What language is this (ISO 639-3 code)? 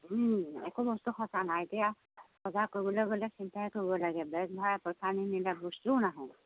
asm